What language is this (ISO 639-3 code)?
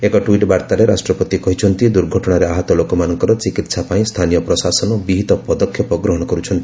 ori